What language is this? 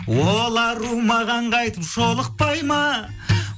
Kazakh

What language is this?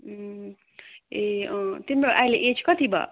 Nepali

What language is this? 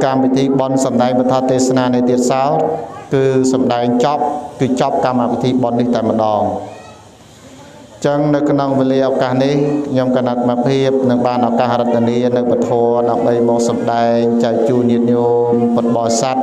Thai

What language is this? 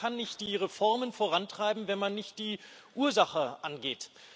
German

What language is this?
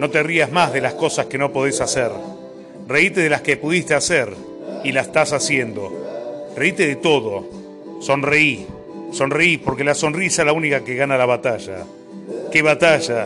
Spanish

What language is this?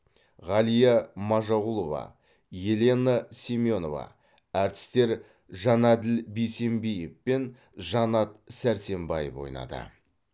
Kazakh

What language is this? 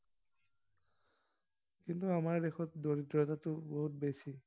Assamese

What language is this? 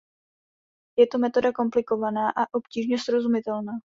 Czech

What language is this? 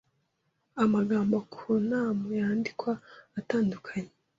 Kinyarwanda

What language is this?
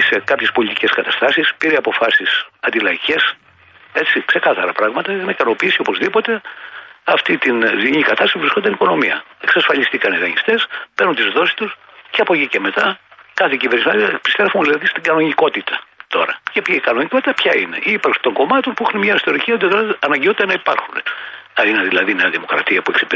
Greek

